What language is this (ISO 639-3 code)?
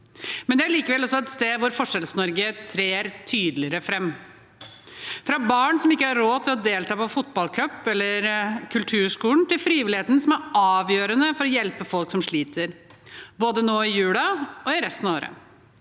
nor